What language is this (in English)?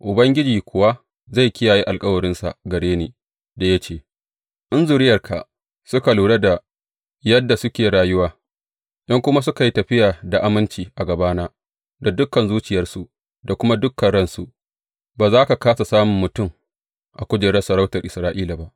Hausa